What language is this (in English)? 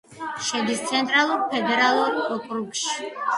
Georgian